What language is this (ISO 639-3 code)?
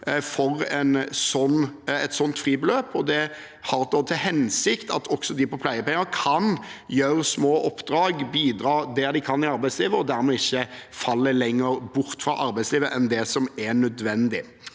nor